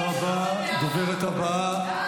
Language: Hebrew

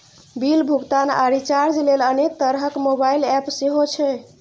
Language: Maithili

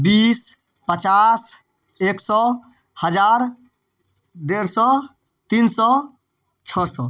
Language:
Maithili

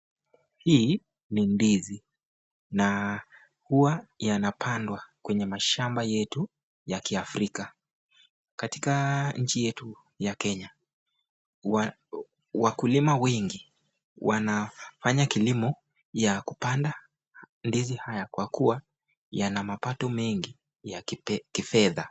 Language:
Swahili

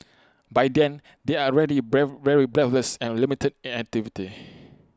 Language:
English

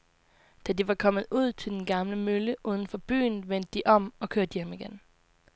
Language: Danish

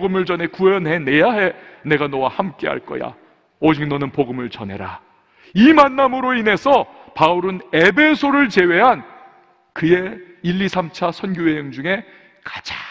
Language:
Korean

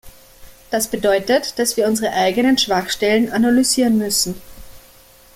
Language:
German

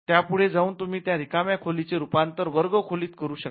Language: Marathi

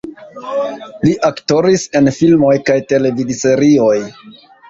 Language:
Esperanto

